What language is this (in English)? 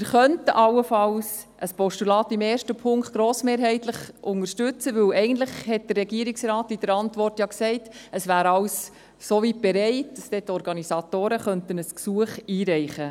Swiss German